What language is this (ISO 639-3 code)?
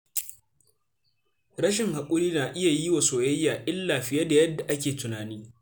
hau